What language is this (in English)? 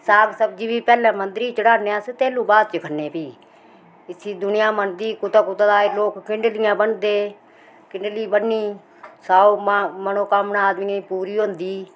Dogri